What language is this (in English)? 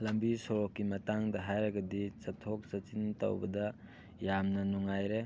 Manipuri